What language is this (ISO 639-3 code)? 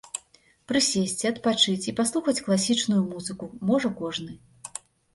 bel